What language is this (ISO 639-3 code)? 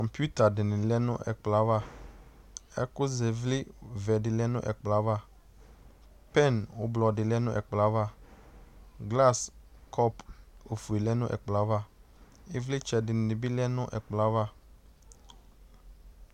kpo